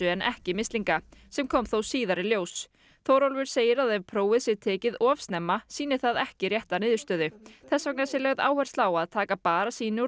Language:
Icelandic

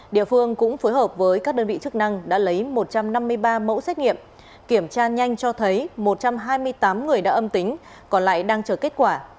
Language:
Vietnamese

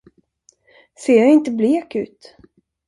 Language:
Swedish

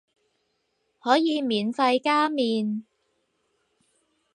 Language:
Cantonese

